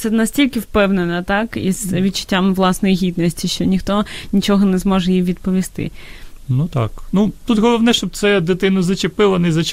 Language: Ukrainian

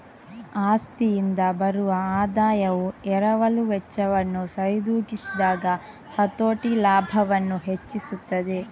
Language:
Kannada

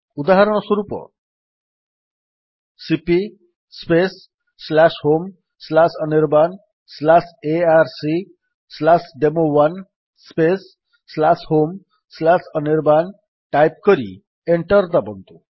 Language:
Odia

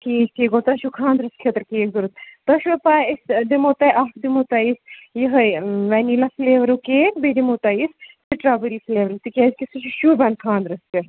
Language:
Kashmiri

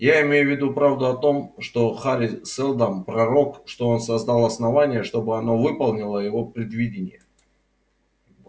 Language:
Russian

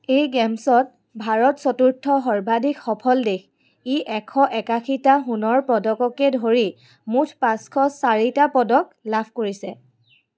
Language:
Assamese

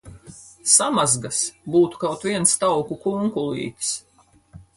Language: Latvian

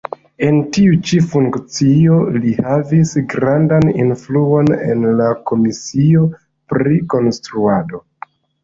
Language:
Esperanto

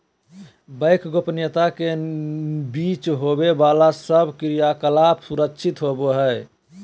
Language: Magahi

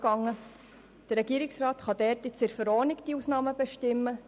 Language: Swiss German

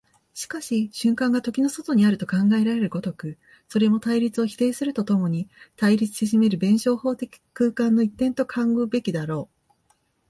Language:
Japanese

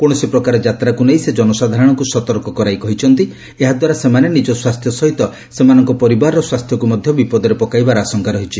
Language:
Odia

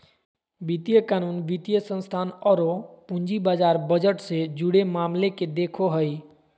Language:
Magahi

